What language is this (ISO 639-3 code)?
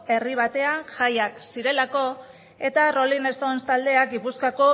eus